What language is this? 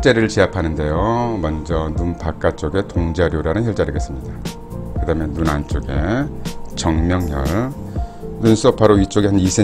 Korean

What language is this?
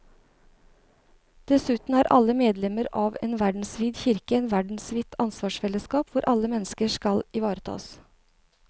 Norwegian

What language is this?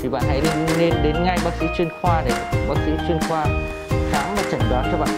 Vietnamese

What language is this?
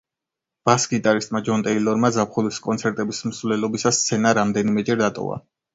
Georgian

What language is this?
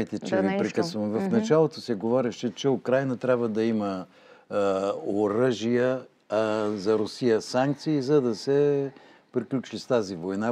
Bulgarian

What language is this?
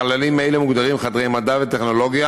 Hebrew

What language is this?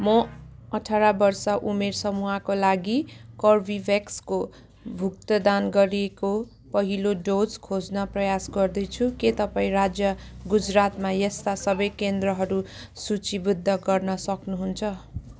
Nepali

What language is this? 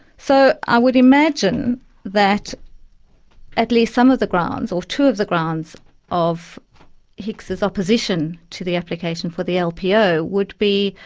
English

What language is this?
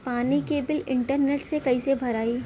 Bhojpuri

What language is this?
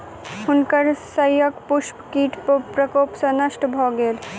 Maithili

